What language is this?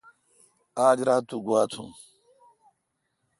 Kalkoti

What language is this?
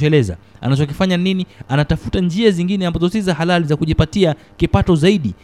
Swahili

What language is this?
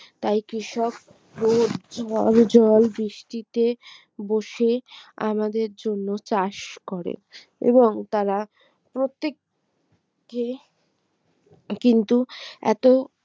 Bangla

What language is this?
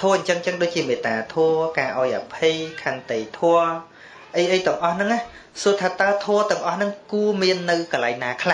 Vietnamese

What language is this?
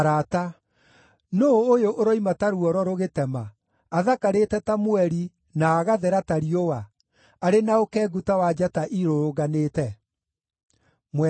Kikuyu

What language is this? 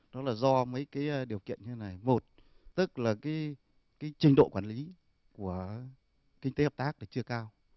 Vietnamese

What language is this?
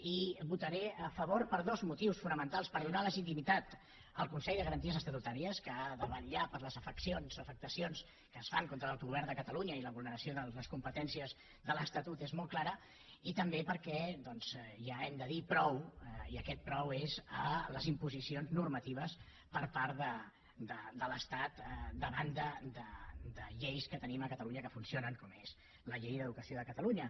Catalan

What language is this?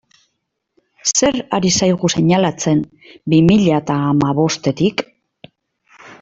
Basque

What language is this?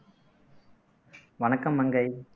Tamil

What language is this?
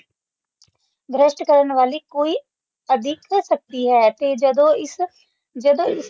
Punjabi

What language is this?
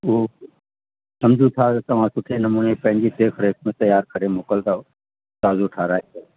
Sindhi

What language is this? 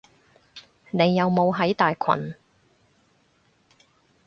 Cantonese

